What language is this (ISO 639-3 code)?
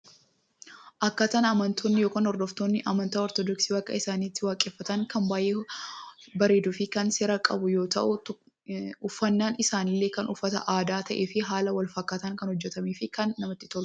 orm